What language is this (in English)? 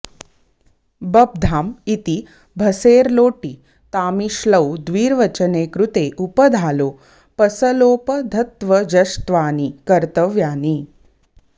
Sanskrit